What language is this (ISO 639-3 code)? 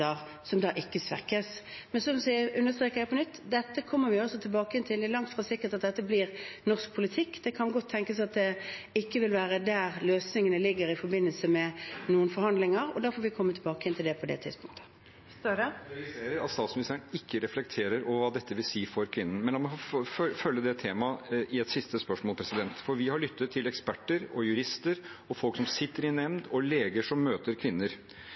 nor